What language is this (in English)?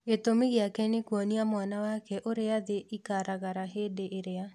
Kikuyu